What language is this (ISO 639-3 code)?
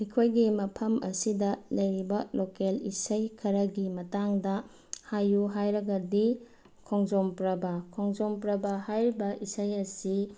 mni